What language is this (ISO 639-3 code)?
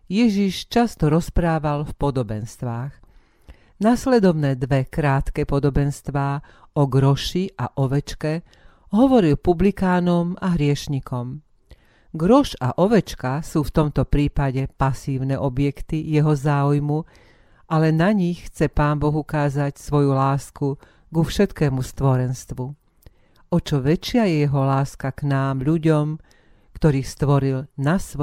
slk